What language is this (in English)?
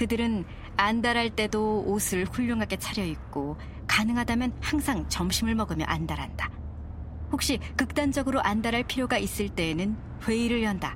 Korean